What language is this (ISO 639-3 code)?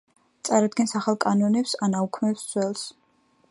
kat